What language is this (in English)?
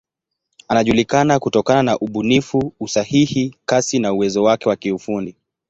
Swahili